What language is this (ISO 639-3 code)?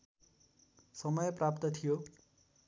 nep